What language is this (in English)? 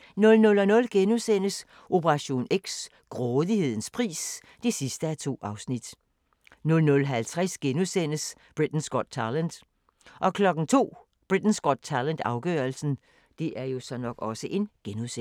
Danish